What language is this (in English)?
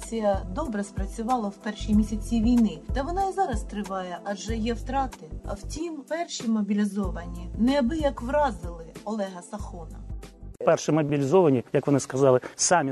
Ukrainian